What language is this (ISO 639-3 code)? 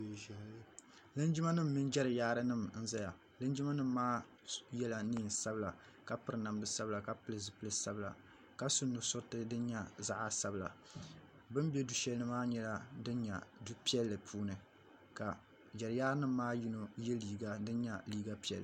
dag